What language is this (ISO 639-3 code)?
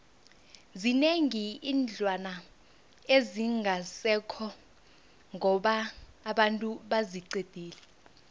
nbl